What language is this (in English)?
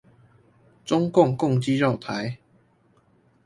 Chinese